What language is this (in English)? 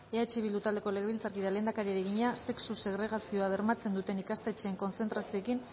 Basque